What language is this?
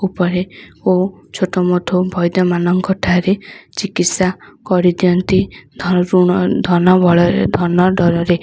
Odia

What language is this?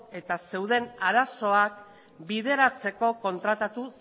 Basque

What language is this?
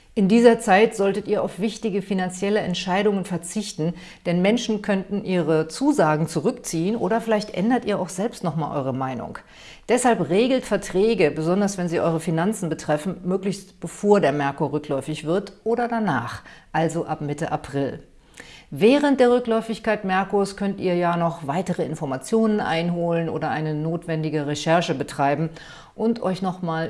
German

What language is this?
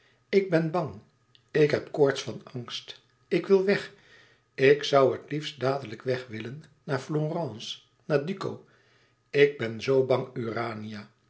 Dutch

